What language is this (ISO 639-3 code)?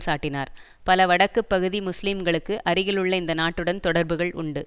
tam